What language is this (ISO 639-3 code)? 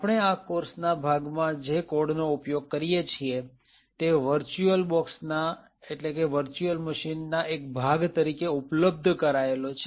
guj